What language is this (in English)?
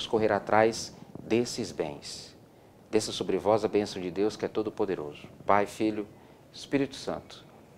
Portuguese